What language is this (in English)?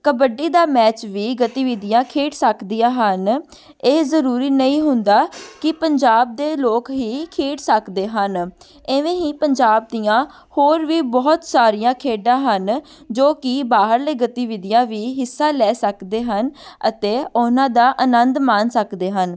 Punjabi